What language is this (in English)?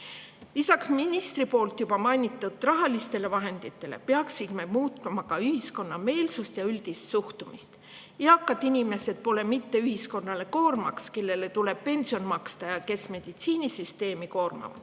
Estonian